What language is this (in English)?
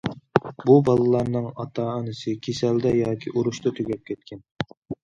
Uyghur